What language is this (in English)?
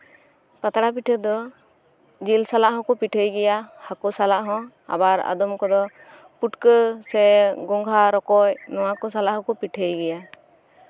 Santali